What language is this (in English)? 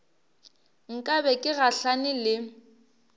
Northern Sotho